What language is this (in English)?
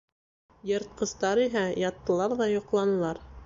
Bashkir